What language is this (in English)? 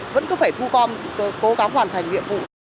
Vietnamese